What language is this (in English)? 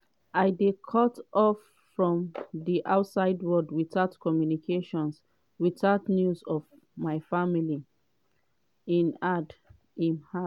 Nigerian Pidgin